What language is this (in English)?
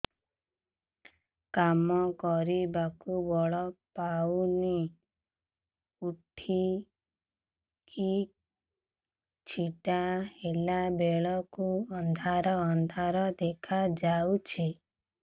Odia